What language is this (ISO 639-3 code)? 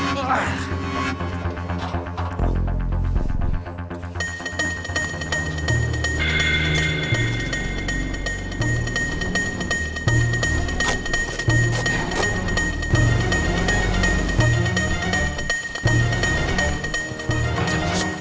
ind